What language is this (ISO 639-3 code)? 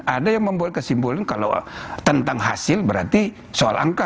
ind